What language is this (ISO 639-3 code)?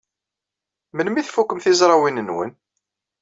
kab